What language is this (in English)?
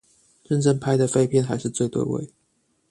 Chinese